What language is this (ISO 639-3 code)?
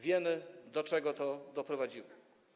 pol